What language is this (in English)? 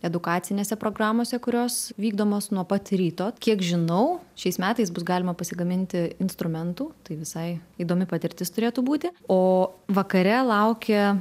Lithuanian